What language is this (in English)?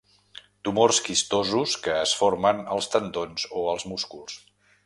Catalan